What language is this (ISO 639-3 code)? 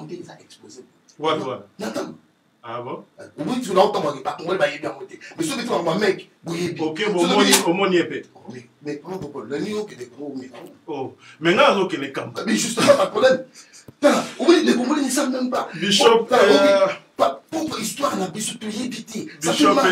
fra